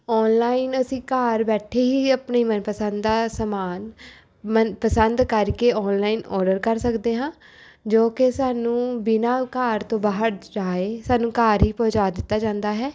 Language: Punjabi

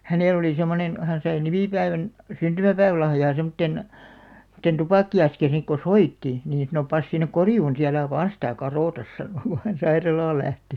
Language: Finnish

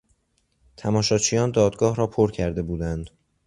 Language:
Persian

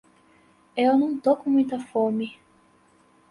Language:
Portuguese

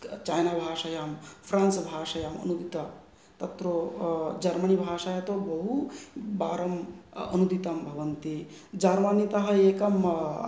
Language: Sanskrit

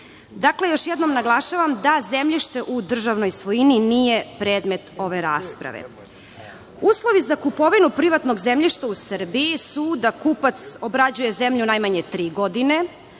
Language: Serbian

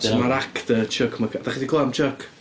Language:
Welsh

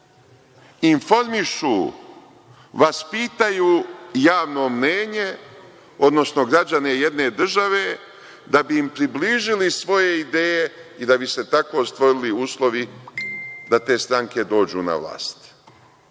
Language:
Serbian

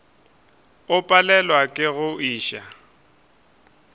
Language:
Northern Sotho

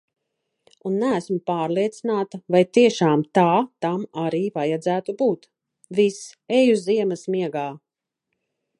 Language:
Latvian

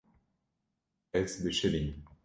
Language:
Kurdish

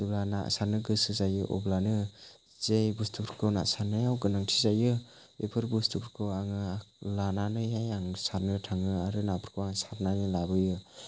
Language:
Bodo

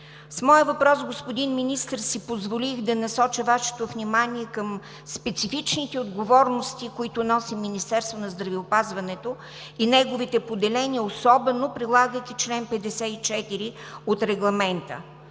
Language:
Bulgarian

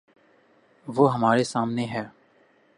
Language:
Urdu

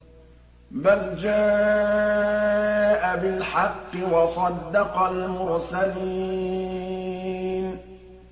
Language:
Arabic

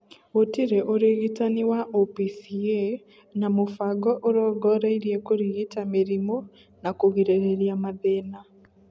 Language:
Kikuyu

